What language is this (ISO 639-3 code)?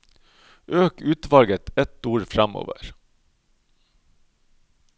nor